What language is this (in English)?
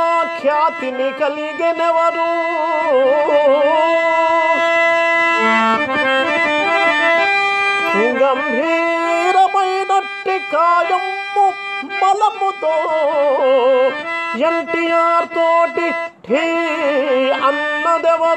Telugu